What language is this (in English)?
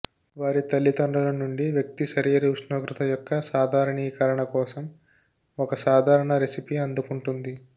Telugu